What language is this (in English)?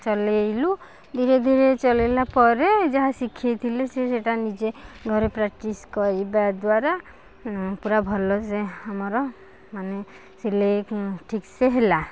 Odia